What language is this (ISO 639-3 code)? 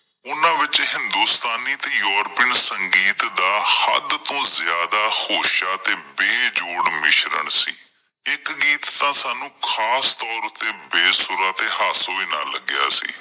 pan